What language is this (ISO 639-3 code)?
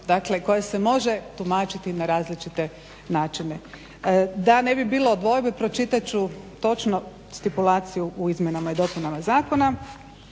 hrv